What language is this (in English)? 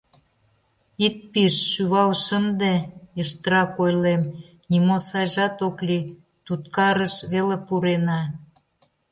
Mari